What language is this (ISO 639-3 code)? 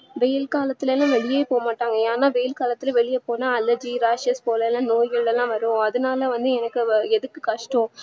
tam